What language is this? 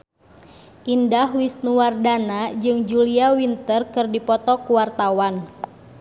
Sundanese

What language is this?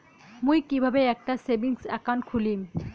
Bangla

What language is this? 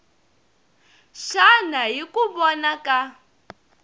Tsonga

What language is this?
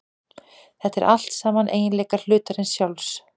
Icelandic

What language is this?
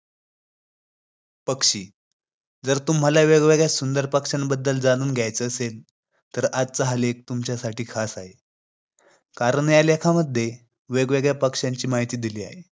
Marathi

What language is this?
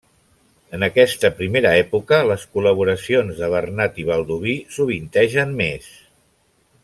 Catalan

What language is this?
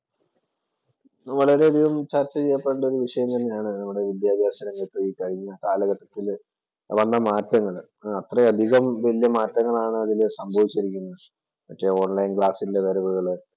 Malayalam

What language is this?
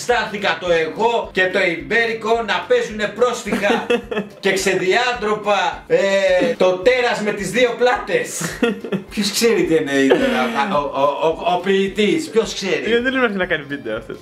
Greek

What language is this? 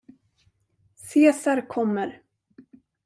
Swedish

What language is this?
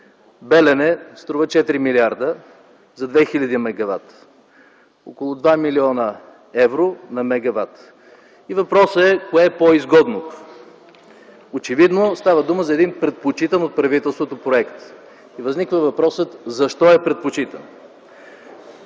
Bulgarian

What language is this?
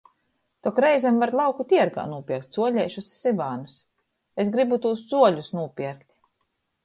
Latgalian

